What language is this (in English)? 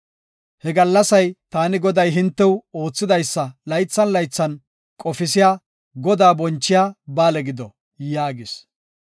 Gofa